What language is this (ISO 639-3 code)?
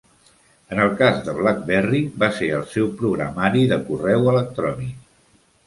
cat